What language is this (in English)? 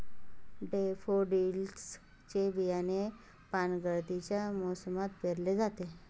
Marathi